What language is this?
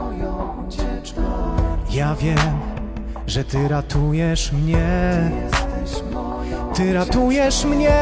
Polish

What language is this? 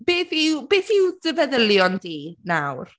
Welsh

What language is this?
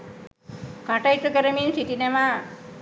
Sinhala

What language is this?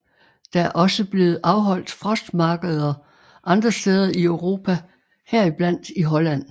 Danish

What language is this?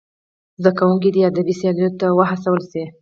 Pashto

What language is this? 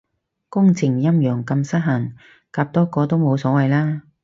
Cantonese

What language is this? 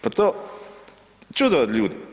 Croatian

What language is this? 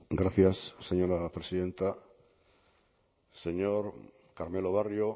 Spanish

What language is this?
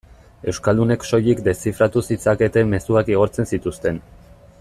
Basque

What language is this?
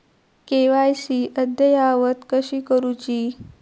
Marathi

